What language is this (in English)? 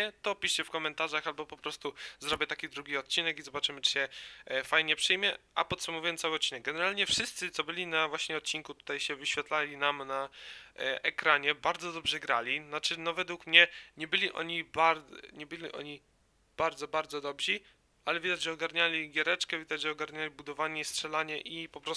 Polish